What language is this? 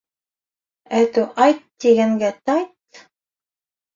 Bashkir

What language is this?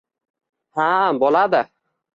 Uzbek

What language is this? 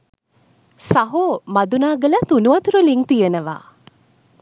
Sinhala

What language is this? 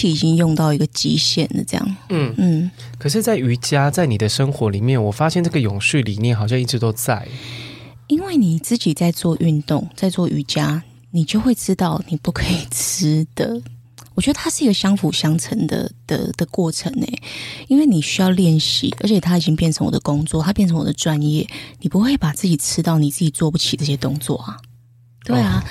Chinese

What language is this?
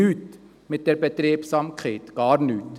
Swiss German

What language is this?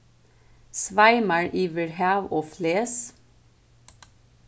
Faroese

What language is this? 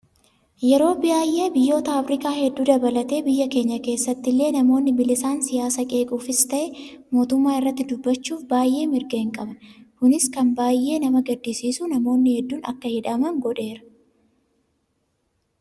Oromo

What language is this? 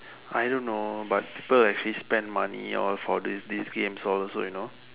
English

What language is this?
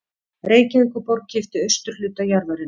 Icelandic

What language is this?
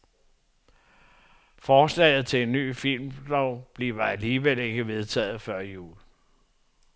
Danish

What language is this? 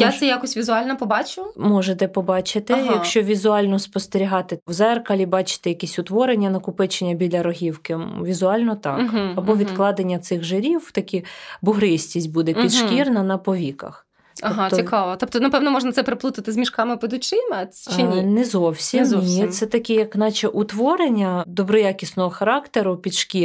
Ukrainian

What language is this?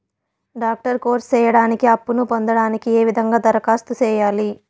Telugu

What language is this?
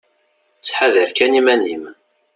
Kabyle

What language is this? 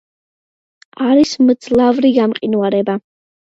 Georgian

